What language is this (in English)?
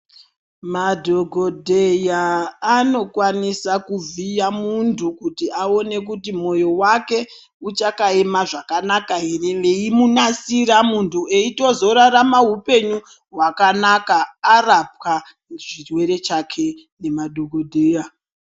Ndau